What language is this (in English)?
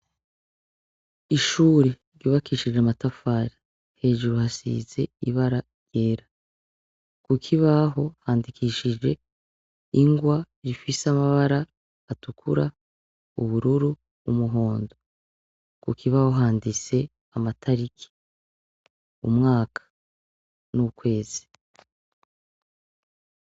Rundi